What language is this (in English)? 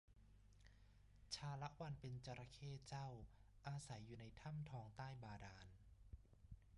Thai